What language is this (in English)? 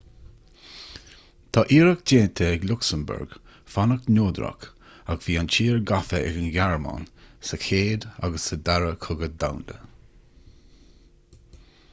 Irish